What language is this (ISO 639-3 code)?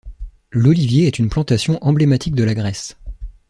fra